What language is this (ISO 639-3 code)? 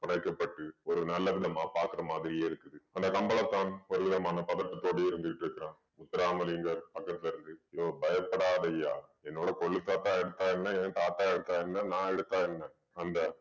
tam